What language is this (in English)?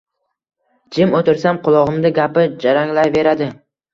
Uzbek